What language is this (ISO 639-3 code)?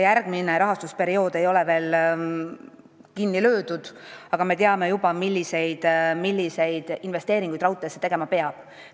est